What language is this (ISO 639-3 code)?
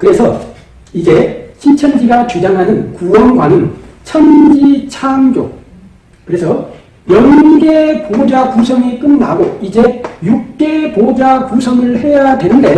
kor